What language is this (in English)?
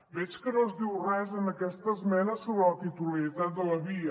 Catalan